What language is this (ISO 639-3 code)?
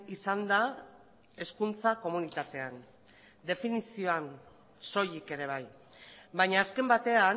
eus